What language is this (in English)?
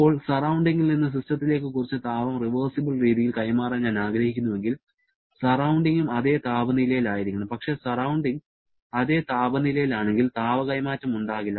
Malayalam